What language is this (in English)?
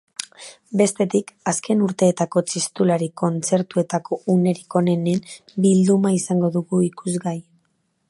Basque